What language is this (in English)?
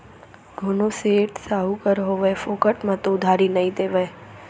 Chhattisgarhi